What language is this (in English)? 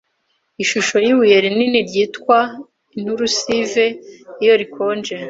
Kinyarwanda